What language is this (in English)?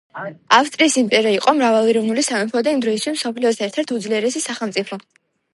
Georgian